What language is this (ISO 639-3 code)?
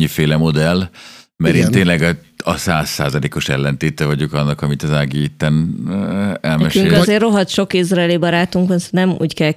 hun